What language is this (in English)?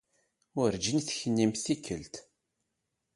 Kabyle